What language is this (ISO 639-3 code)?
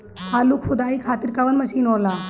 bho